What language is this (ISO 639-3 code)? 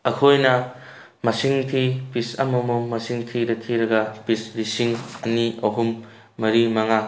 mni